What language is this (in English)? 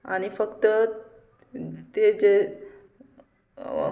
Konkani